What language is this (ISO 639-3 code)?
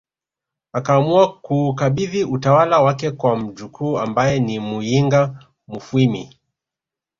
swa